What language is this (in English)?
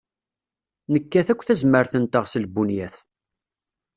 Kabyle